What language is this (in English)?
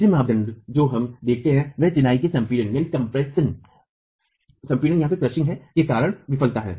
Hindi